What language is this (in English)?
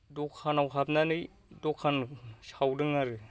Bodo